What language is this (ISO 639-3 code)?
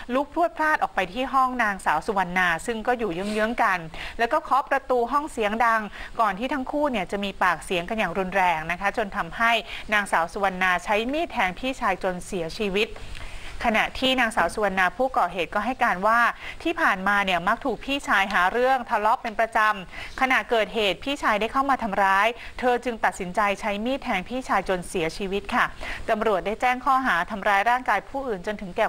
tha